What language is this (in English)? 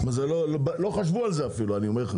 Hebrew